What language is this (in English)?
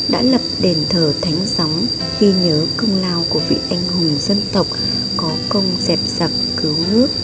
Vietnamese